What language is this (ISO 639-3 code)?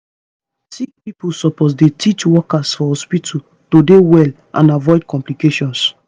pcm